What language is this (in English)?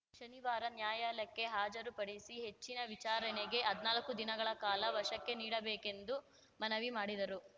Kannada